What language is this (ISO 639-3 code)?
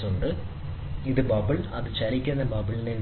mal